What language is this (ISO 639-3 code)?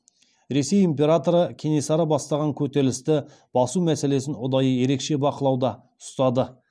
kaz